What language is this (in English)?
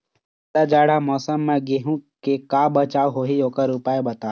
Chhattisgarhi